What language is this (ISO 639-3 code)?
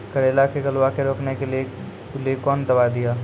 mai